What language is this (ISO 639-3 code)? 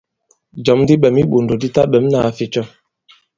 abb